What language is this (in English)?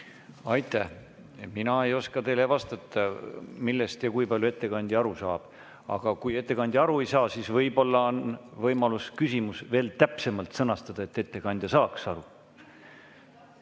Estonian